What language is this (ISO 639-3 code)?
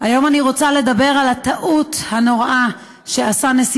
heb